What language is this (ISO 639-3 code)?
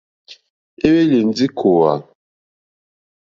bri